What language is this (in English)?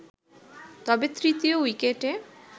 Bangla